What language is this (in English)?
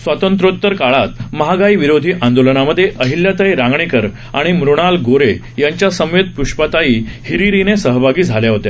Marathi